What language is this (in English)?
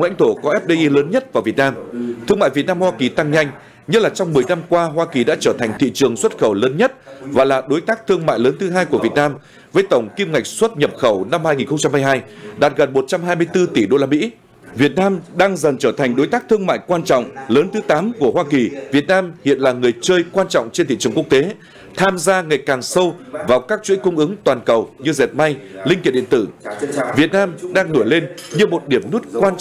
Vietnamese